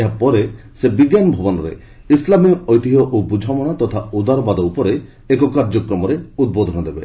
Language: Odia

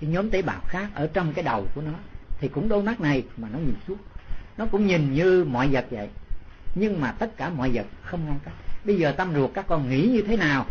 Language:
Vietnamese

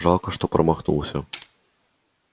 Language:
Russian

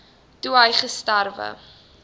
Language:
Afrikaans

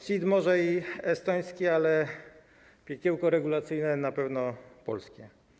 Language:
Polish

